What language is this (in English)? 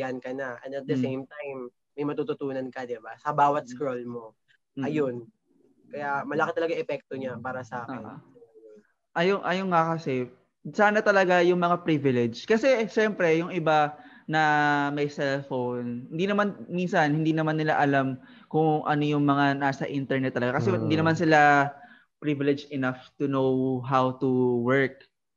Filipino